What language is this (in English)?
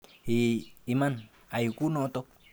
Kalenjin